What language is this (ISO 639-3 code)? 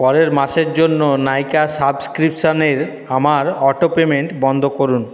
ben